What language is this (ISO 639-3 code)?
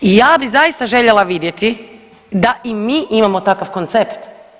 hrv